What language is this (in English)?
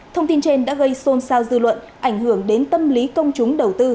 Vietnamese